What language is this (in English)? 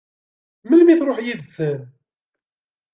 Kabyle